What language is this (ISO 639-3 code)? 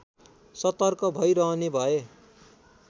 nep